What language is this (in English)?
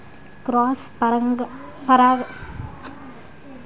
Telugu